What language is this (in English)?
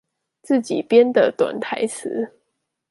Chinese